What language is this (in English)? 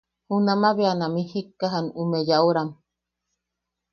Yaqui